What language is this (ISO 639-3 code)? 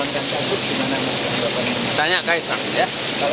ind